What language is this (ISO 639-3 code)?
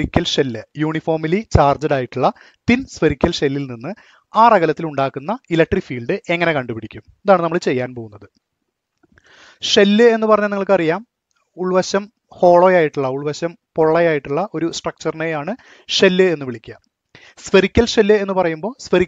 tur